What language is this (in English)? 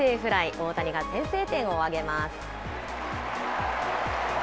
Japanese